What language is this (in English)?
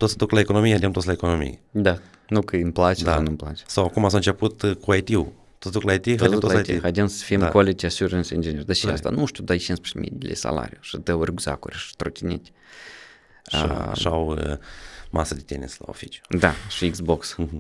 Romanian